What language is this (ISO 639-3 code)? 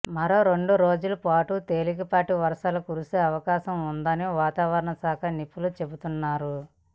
tel